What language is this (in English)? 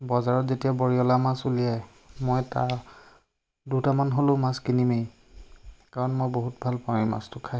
Assamese